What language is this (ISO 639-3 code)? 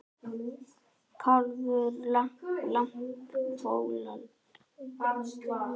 isl